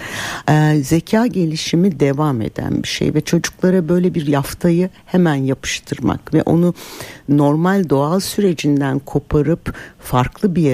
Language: Turkish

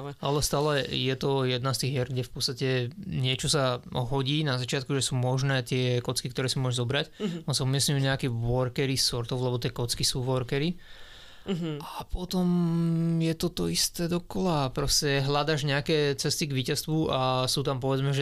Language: Slovak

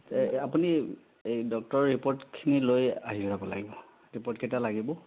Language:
Assamese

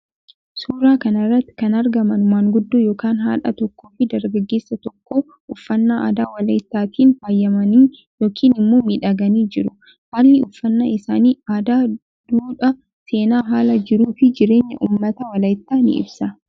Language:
Oromo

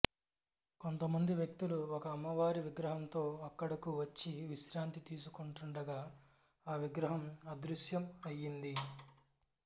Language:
Telugu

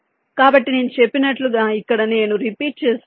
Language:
Telugu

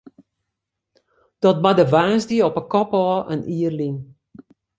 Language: Western Frisian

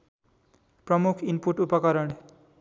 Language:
Nepali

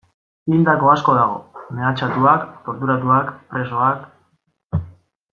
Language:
Basque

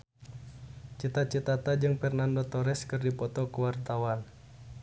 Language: Sundanese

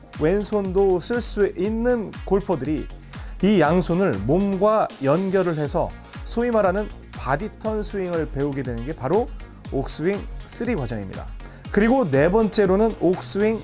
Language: Korean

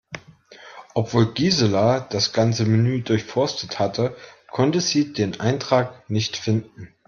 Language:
German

